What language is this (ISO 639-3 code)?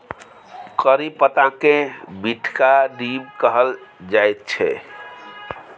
mai